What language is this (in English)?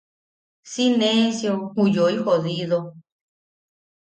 Yaqui